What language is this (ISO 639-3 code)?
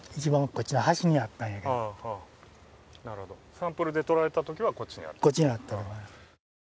jpn